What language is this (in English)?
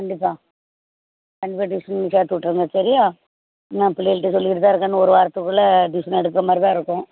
Tamil